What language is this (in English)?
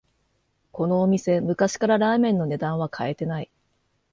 Japanese